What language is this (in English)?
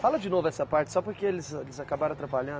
Portuguese